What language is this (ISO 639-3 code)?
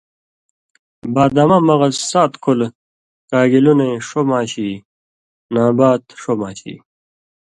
mvy